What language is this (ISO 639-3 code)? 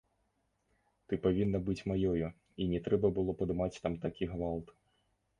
bel